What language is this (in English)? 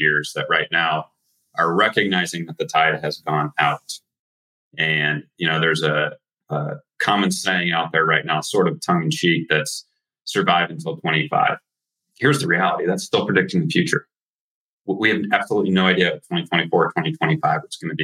English